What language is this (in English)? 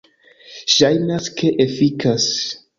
Esperanto